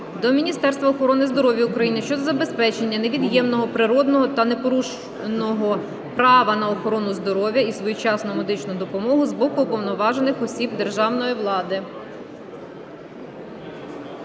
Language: Ukrainian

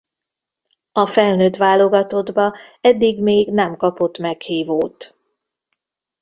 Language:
Hungarian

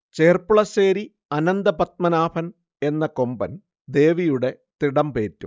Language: Malayalam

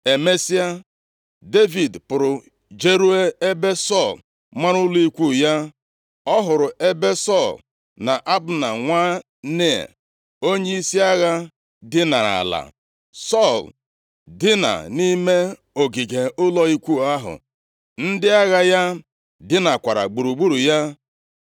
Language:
Igbo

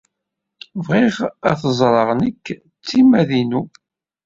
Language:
Kabyle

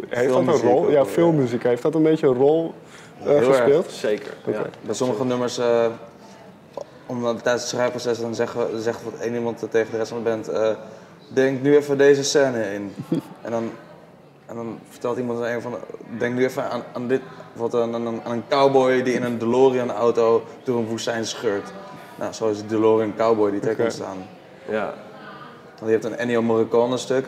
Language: Dutch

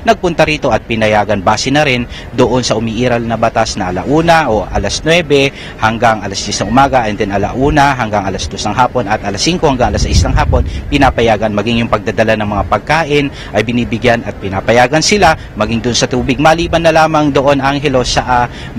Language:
Filipino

